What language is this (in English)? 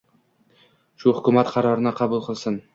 Uzbek